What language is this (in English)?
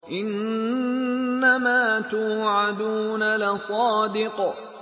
Arabic